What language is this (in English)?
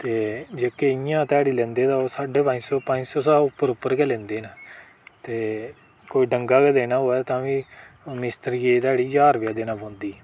Dogri